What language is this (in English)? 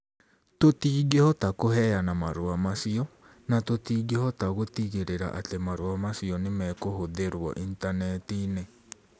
Kikuyu